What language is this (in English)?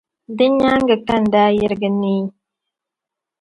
Dagbani